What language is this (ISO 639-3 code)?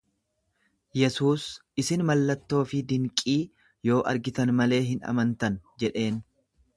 orm